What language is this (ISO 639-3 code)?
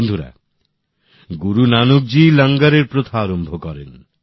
ben